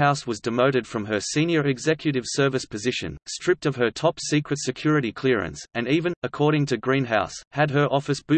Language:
English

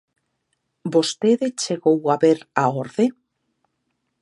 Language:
Galician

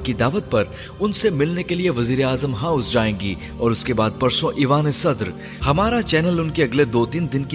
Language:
Urdu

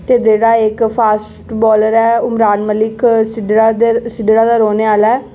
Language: Dogri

